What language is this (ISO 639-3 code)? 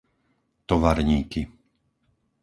slk